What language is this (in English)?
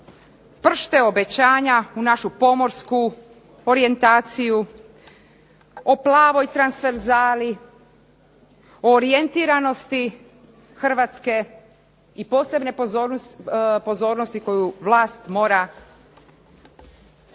Croatian